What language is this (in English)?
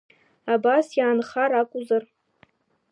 Abkhazian